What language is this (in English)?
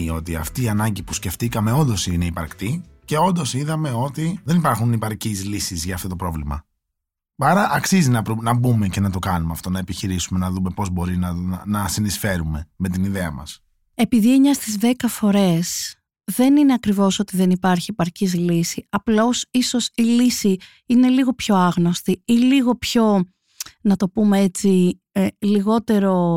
Greek